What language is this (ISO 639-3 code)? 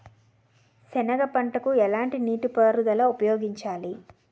tel